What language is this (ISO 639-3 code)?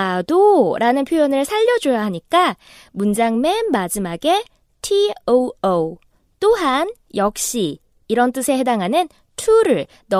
kor